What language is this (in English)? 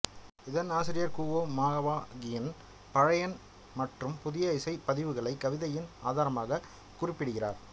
Tamil